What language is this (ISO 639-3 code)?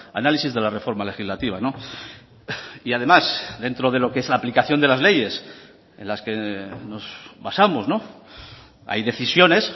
spa